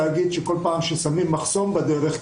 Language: Hebrew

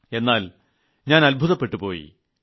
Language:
Malayalam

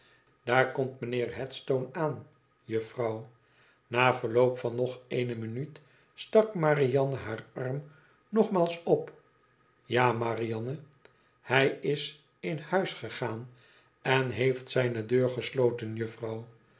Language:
Dutch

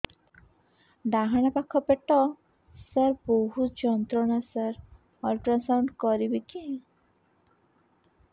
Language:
Odia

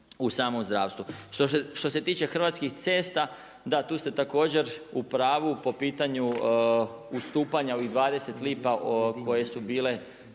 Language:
Croatian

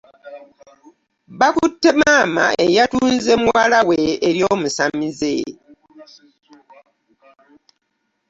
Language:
Ganda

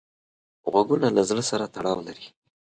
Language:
Pashto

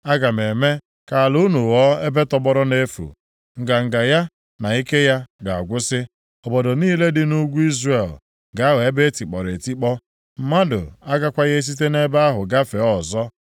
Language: Igbo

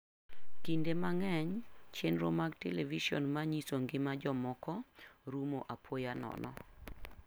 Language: Luo (Kenya and Tanzania)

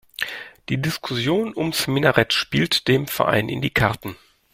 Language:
German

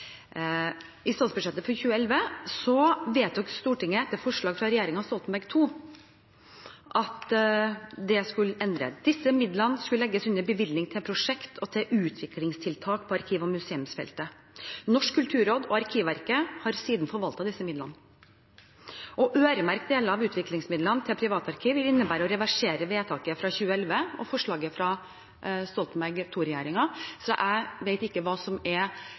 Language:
Norwegian Bokmål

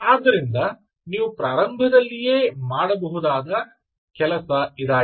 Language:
Kannada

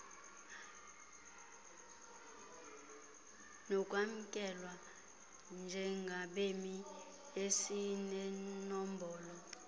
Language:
Xhosa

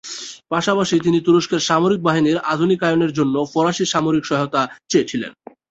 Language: Bangla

